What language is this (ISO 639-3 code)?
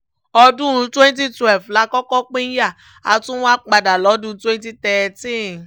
yor